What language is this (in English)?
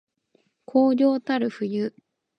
Japanese